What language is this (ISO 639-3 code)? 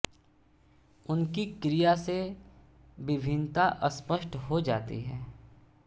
hin